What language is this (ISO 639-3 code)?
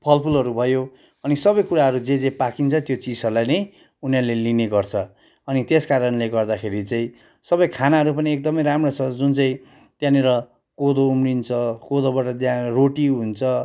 nep